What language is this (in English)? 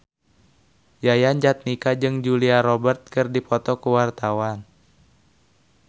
Sundanese